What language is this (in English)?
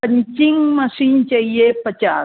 Hindi